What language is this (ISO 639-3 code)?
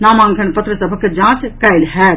mai